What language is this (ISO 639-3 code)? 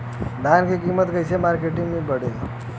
bho